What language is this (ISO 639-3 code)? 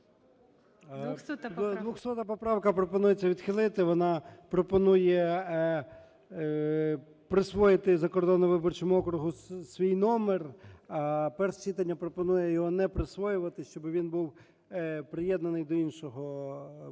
ukr